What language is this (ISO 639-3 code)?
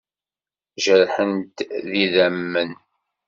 kab